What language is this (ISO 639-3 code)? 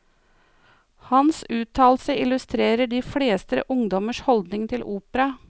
nor